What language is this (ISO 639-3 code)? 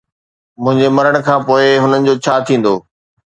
snd